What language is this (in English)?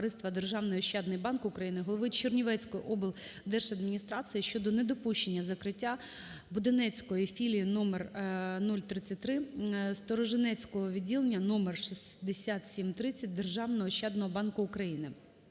Ukrainian